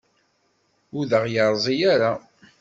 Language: Kabyle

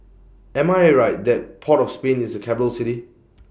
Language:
English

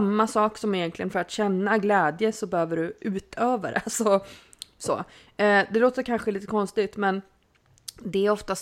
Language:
Swedish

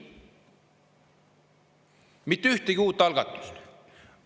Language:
Estonian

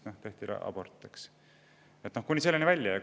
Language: Estonian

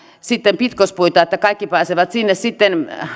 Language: Finnish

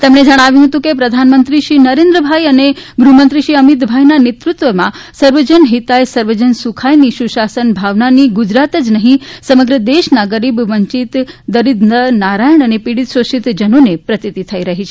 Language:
Gujarati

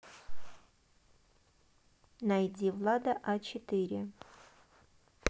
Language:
Russian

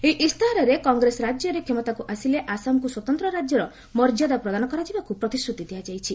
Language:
Odia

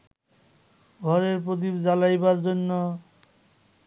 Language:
Bangla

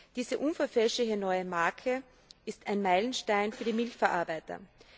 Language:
German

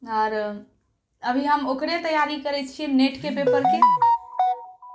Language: Maithili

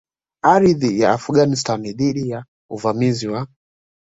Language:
Swahili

